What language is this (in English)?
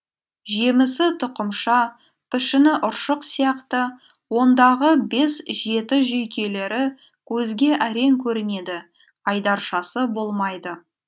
Kazakh